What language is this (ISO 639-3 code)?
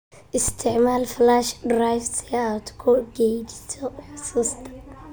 som